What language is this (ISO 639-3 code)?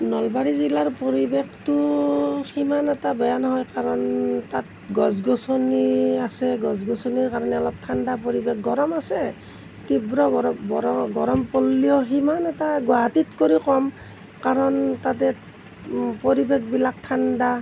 asm